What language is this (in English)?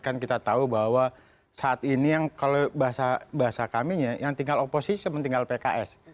Indonesian